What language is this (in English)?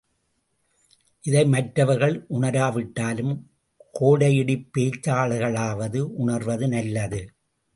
Tamil